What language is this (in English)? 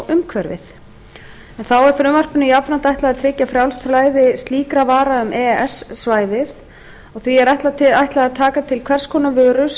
Icelandic